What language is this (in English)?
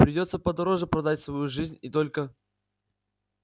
Russian